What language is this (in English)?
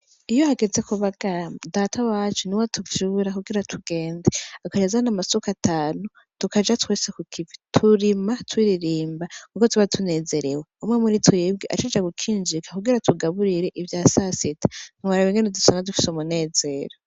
Rundi